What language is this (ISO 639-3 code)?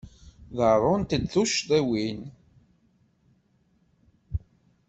kab